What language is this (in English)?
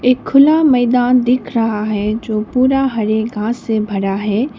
Hindi